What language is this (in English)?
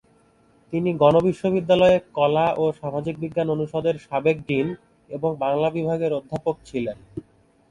Bangla